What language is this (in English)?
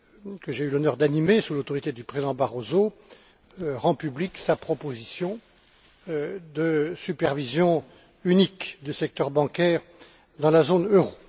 French